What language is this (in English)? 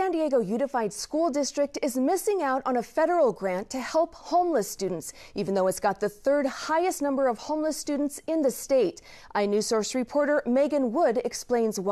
English